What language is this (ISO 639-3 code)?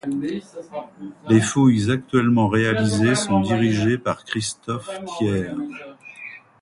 fra